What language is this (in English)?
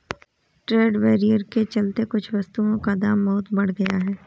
Hindi